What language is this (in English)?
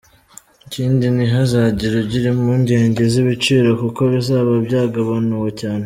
Kinyarwanda